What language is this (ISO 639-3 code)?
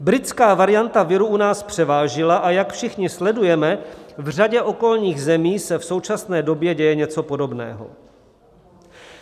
ces